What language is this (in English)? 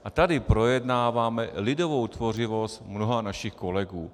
Czech